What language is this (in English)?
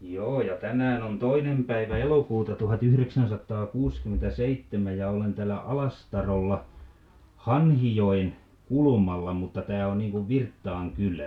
Finnish